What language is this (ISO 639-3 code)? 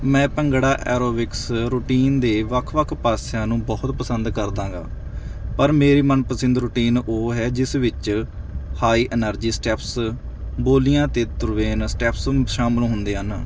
pan